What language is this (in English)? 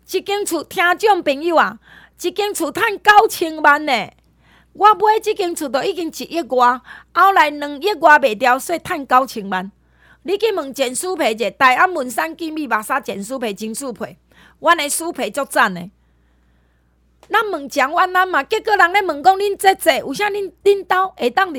Chinese